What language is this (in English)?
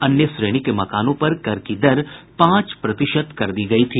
Hindi